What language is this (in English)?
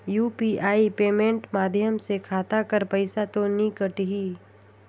Chhattisgarhi